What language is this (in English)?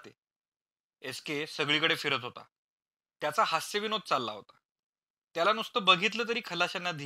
Marathi